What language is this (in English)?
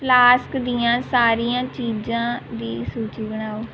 Punjabi